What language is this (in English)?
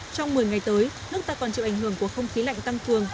Vietnamese